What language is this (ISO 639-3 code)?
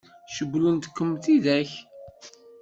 kab